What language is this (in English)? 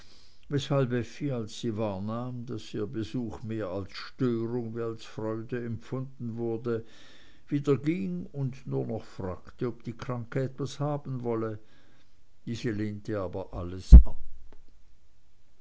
German